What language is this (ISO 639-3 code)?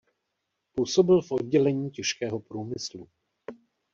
ces